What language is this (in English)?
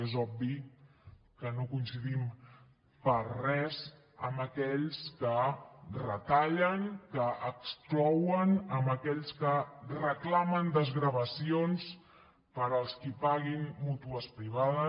Catalan